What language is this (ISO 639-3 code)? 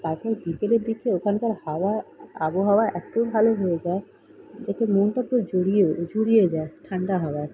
ben